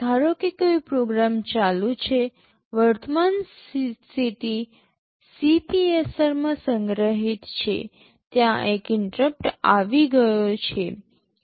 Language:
Gujarati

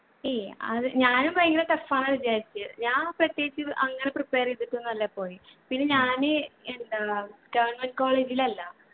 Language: Malayalam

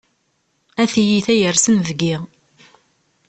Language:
Kabyle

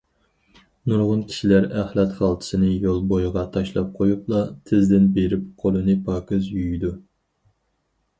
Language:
Uyghur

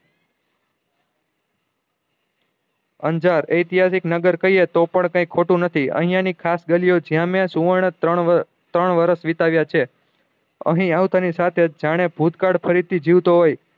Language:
Gujarati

